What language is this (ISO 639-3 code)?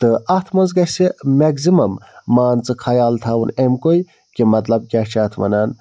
kas